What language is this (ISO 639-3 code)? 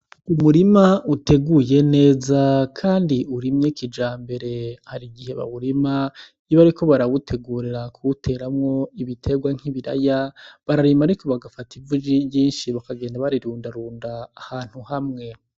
run